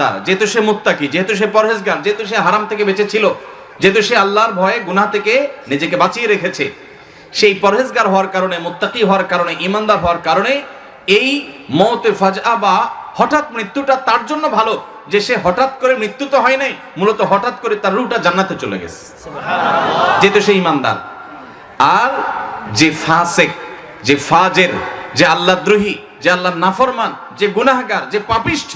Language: Indonesian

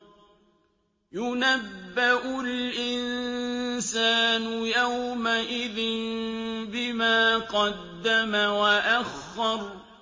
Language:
Arabic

